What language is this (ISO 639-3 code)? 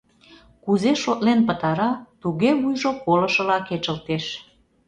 chm